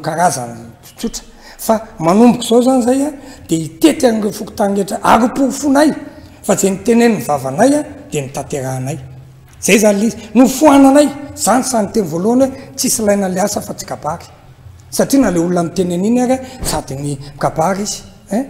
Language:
Romanian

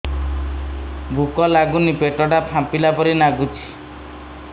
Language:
Odia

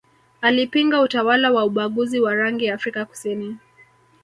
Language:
Swahili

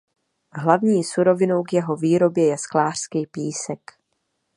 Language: Czech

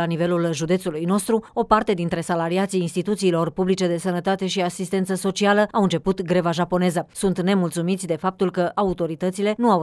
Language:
Romanian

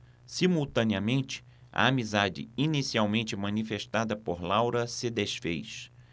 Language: Portuguese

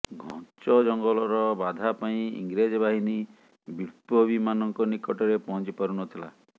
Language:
Odia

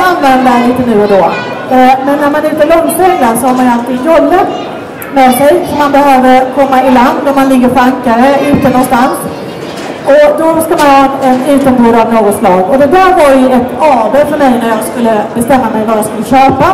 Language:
Swedish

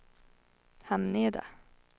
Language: Swedish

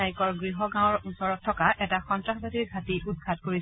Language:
Assamese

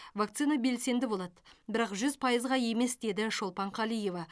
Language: Kazakh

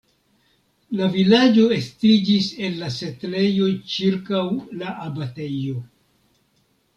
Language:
Esperanto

